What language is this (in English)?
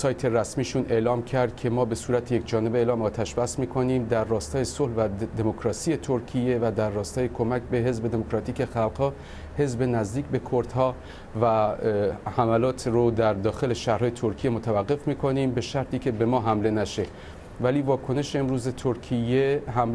Persian